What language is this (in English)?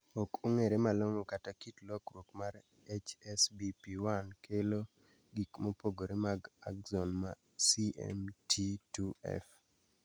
Luo (Kenya and Tanzania)